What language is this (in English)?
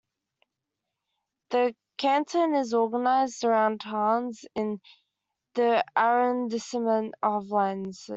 English